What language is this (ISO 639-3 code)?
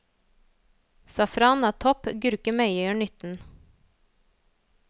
nor